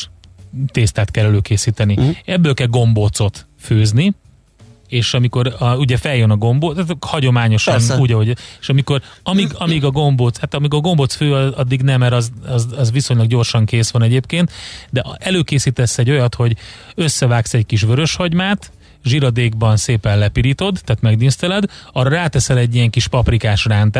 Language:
Hungarian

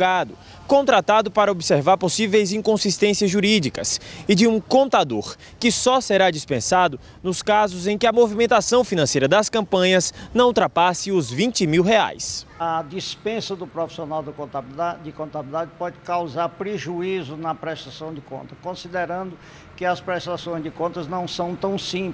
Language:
Portuguese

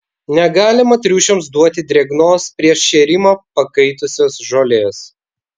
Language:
Lithuanian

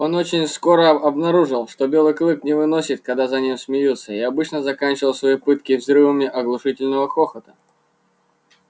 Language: Russian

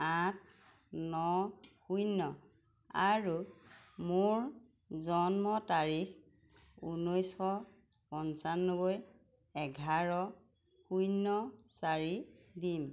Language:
Assamese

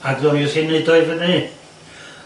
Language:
Welsh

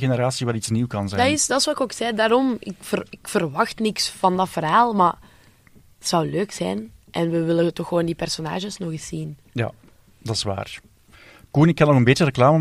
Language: Dutch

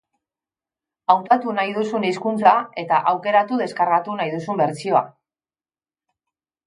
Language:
Basque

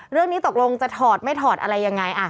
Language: Thai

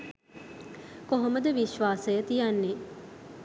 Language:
Sinhala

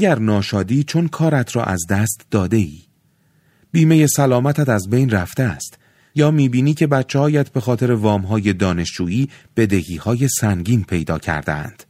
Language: Persian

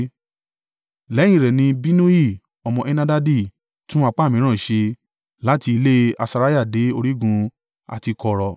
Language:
Yoruba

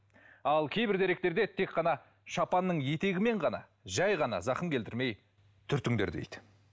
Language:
Kazakh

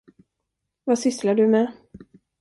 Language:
Swedish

